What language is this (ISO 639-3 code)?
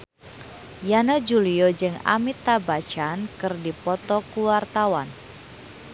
sun